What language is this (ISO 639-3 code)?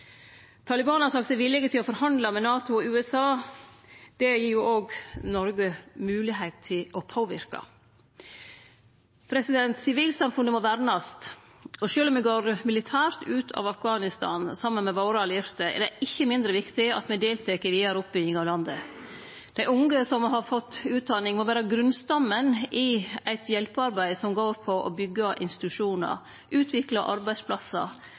nno